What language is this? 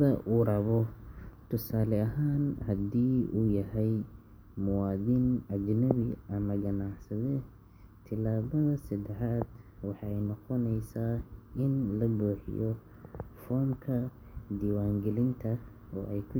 Somali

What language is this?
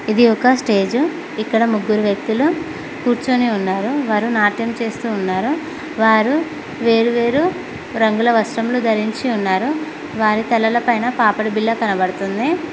Telugu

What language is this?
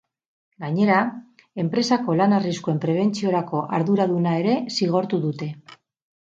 Basque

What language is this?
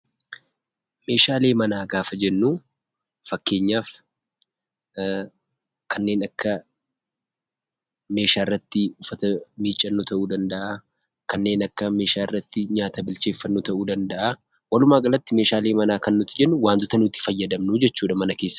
Oromo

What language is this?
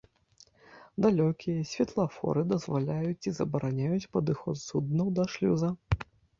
Belarusian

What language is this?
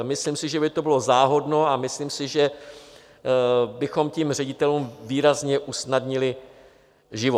Czech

